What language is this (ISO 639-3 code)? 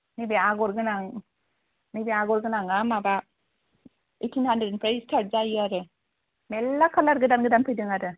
brx